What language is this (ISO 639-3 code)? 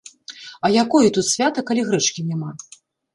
bel